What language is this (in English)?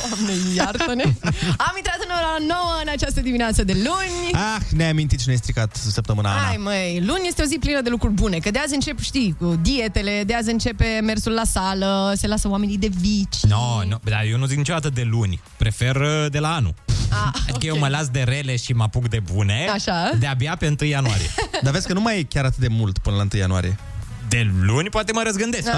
Romanian